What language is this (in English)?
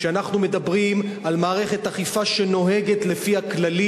Hebrew